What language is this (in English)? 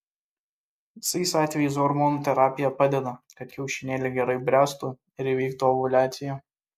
Lithuanian